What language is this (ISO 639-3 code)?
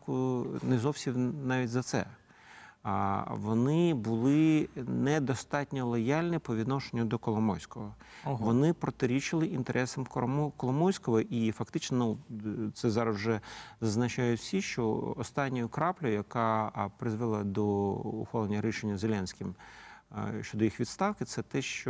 ukr